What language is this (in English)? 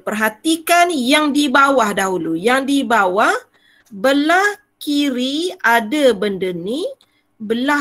Malay